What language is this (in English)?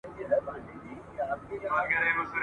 Pashto